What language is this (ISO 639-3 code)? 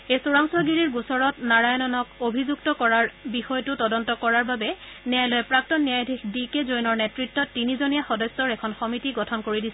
asm